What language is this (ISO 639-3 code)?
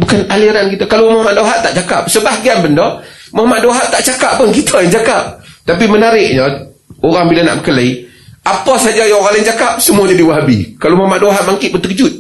msa